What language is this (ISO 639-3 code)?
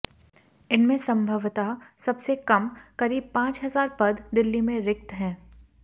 hin